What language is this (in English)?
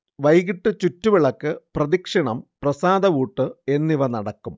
Malayalam